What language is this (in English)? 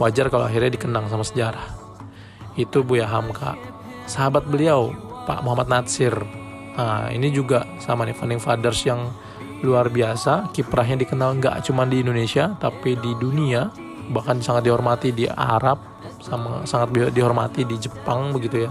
Indonesian